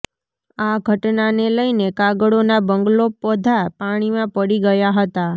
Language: Gujarati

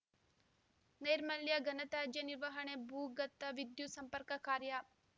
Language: Kannada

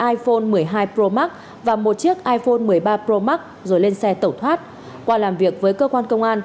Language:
Vietnamese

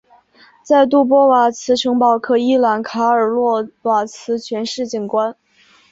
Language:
Chinese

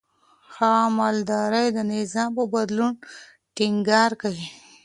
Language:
Pashto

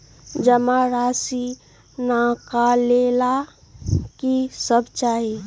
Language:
Magahi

